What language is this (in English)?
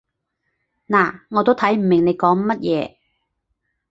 Cantonese